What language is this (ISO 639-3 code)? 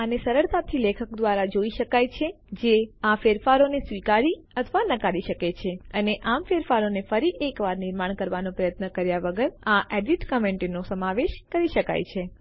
guj